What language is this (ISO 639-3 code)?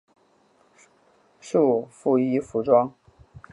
zho